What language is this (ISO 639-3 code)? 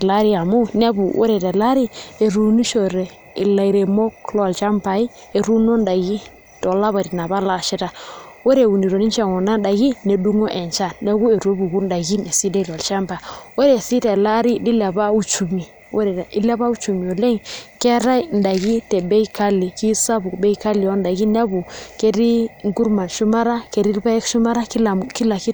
mas